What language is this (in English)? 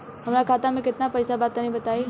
Bhojpuri